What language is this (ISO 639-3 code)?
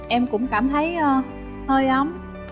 vie